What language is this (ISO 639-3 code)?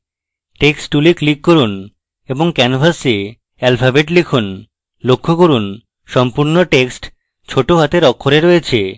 ben